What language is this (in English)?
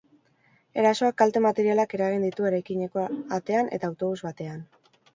Basque